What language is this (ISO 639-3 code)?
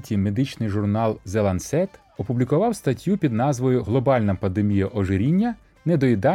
ukr